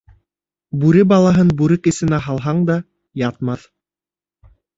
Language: Bashkir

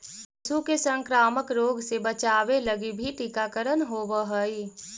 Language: Magahi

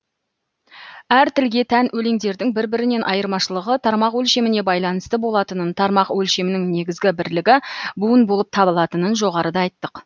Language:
Kazakh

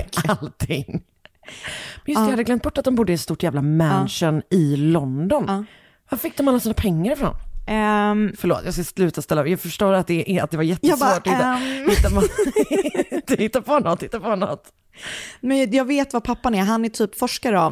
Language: Swedish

